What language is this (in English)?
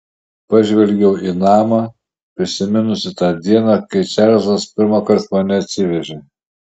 Lithuanian